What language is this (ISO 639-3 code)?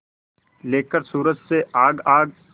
hin